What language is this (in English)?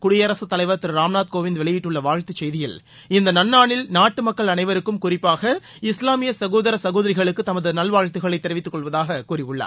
Tamil